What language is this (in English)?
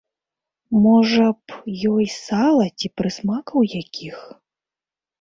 Belarusian